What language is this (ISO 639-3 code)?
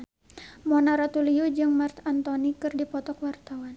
sun